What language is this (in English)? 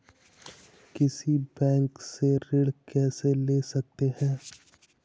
Hindi